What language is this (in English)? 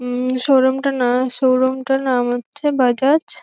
Bangla